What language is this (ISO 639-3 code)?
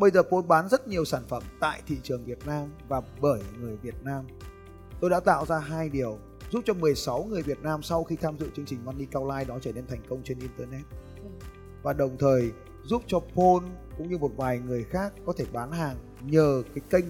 vie